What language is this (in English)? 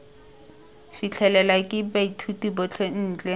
Tswana